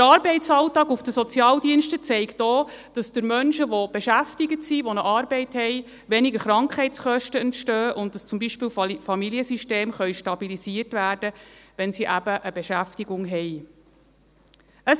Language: Swiss German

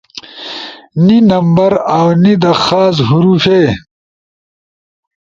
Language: Ushojo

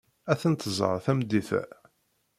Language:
Kabyle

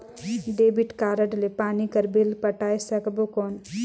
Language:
Chhattisgarhi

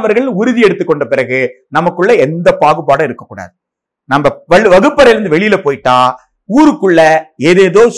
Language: Tamil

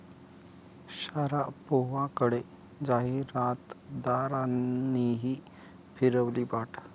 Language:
Marathi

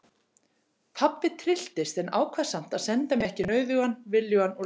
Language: Icelandic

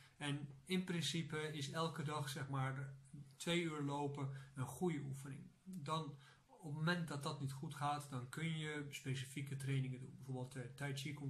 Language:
Dutch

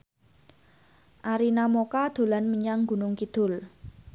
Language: Javanese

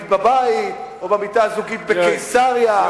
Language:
Hebrew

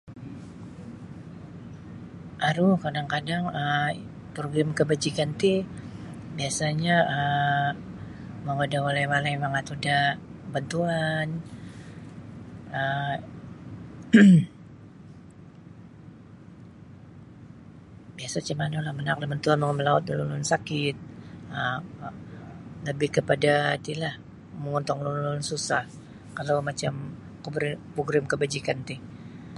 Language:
Sabah Bisaya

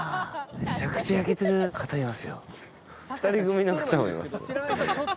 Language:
Japanese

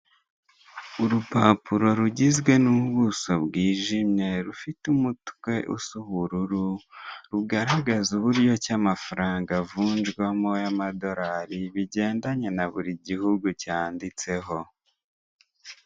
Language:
Kinyarwanda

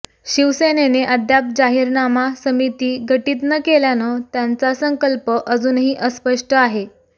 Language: Marathi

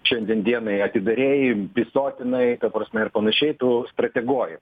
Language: Lithuanian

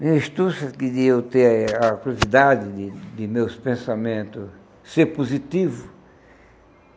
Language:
Portuguese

